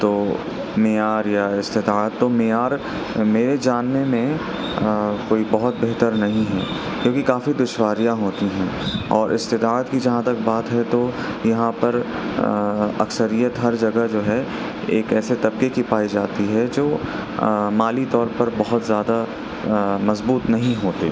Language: Urdu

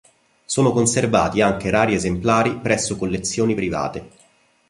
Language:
Italian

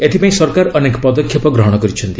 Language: Odia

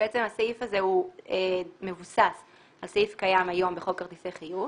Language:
Hebrew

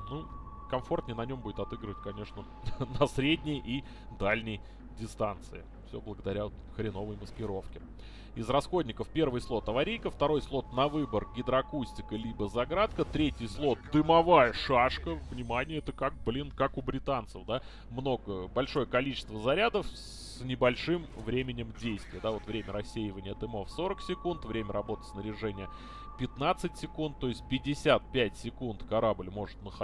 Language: Russian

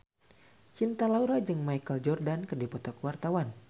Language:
Sundanese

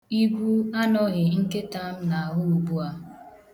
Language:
Igbo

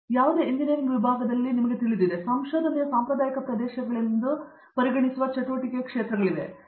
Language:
Kannada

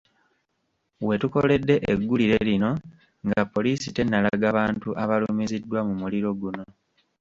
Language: Ganda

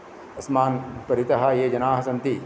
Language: Sanskrit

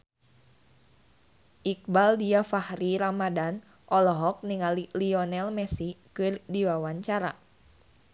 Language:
Sundanese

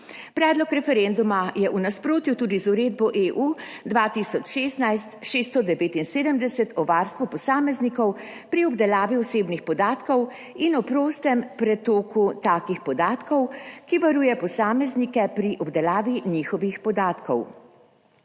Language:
Slovenian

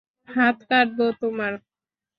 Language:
Bangla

